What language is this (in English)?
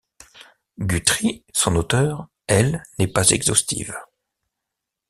French